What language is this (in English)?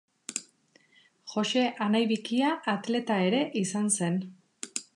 Basque